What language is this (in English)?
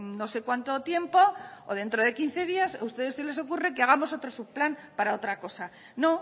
Spanish